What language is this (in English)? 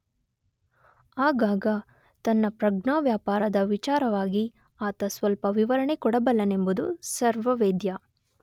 Kannada